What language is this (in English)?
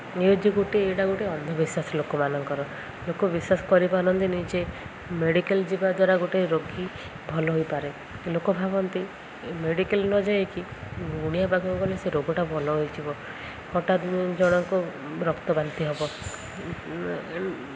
Odia